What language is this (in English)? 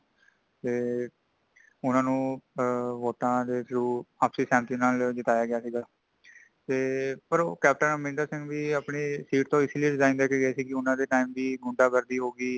Punjabi